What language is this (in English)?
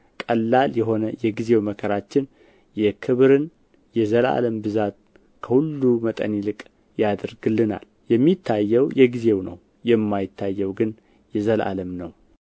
Amharic